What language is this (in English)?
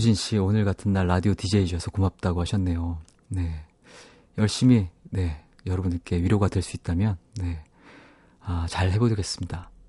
Korean